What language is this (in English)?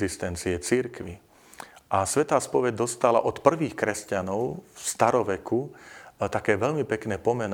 Slovak